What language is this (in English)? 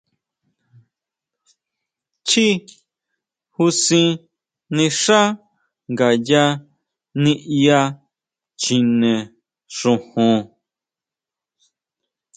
Huautla Mazatec